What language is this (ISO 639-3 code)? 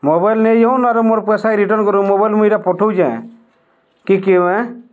ori